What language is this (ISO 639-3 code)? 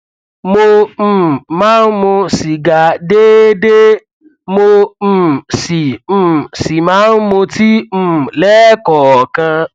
yor